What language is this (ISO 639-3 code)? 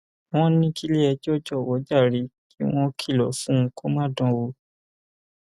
yor